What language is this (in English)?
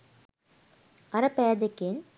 Sinhala